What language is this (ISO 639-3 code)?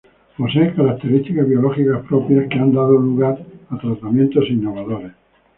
spa